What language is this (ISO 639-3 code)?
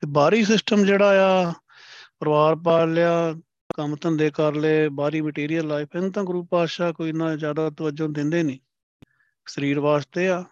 pan